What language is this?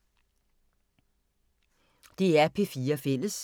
Danish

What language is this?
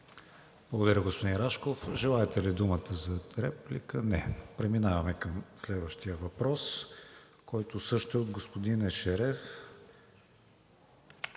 Bulgarian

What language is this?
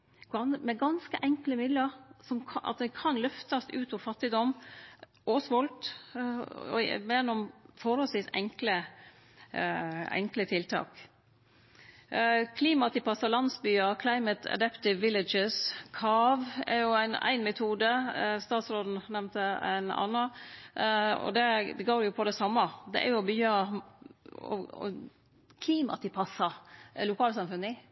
Norwegian Nynorsk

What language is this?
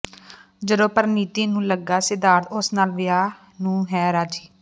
Punjabi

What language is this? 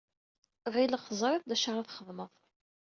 Kabyle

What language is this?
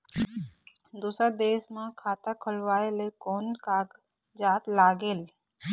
Chhattisgarhi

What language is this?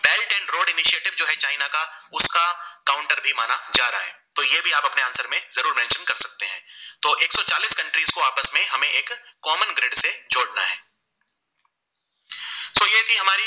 Gujarati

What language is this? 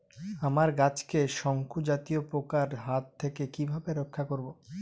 Bangla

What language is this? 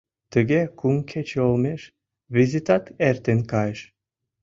Mari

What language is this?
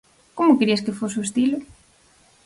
Galician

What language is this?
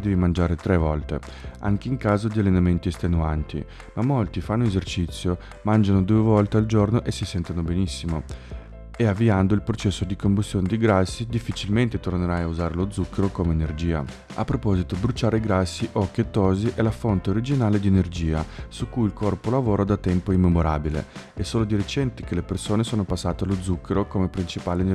Italian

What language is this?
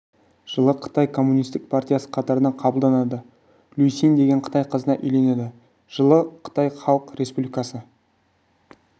Kazakh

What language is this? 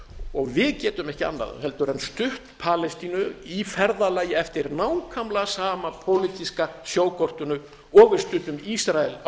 Icelandic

